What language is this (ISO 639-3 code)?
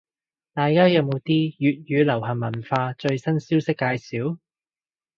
yue